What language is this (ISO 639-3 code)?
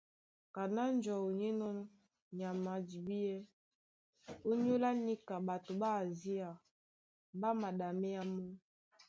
dua